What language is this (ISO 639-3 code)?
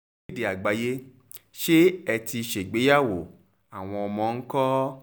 yor